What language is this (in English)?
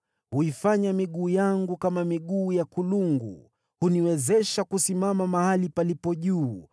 Swahili